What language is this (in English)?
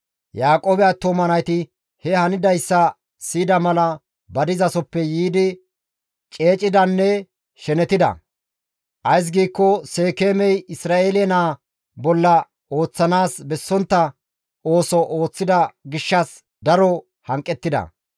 Gamo